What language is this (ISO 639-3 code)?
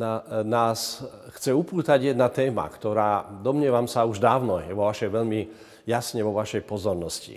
slk